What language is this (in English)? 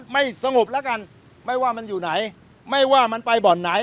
Thai